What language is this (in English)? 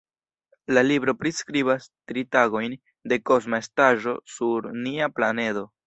Esperanto